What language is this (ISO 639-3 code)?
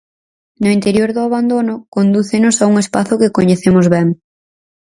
glg